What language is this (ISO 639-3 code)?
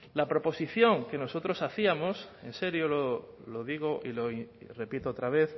spa